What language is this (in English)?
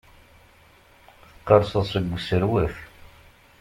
Kabyle